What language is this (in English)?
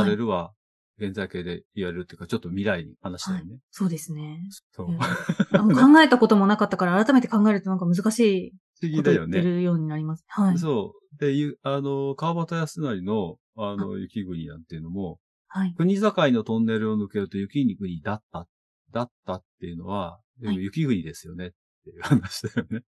Japanese